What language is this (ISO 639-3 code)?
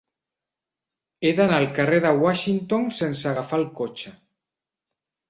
cat